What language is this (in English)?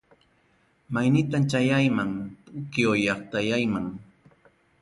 Ayacucho Quechua